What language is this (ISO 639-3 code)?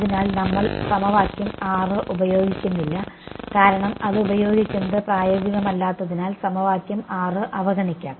mal